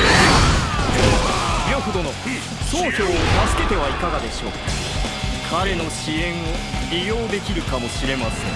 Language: Japanese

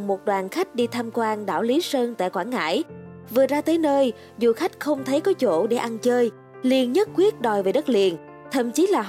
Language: Vietnamese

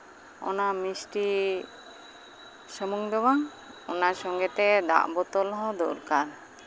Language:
Santali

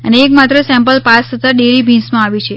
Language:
Gujarati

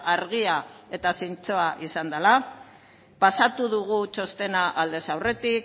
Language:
Basque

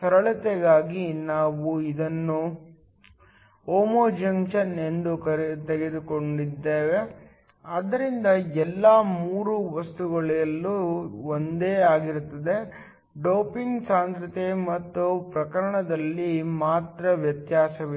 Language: Kannada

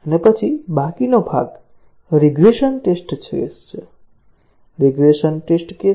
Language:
Gujarati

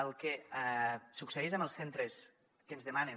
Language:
Catalan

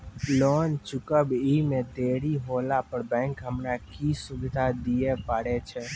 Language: Maithili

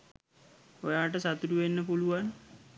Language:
Sinhala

